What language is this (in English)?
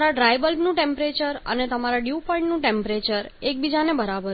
Gujarati